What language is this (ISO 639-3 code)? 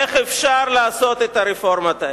heb